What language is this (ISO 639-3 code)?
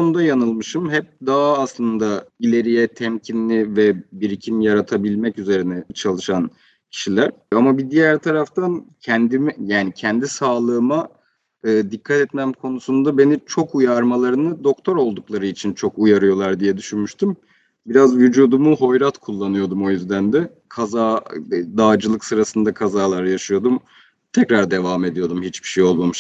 tur